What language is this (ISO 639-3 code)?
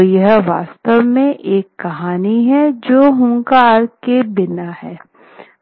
hin